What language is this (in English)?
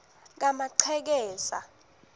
Swati